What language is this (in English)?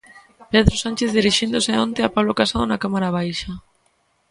Galician